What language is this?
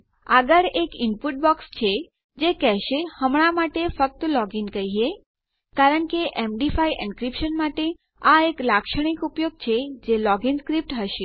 Gujarati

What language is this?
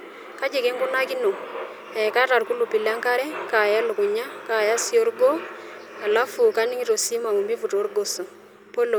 Masai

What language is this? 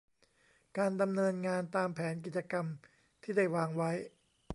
Thai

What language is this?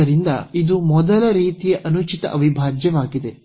Kannada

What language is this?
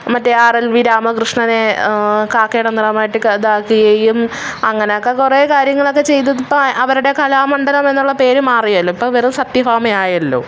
Malayalam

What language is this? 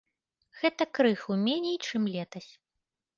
Belarusian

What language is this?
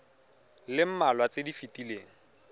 Tswana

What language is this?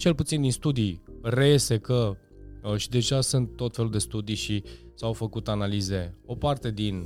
Romanian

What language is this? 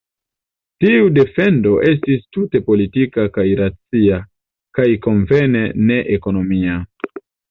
Esperanto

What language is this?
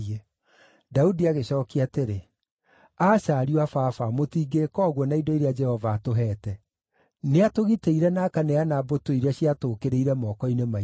Kikuyu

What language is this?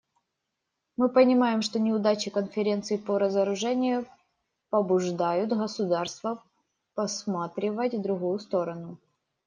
Russian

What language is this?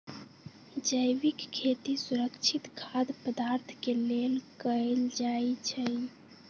Magahi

